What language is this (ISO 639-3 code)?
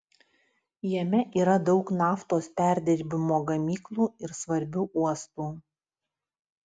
lit